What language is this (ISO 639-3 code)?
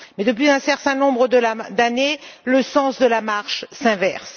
fra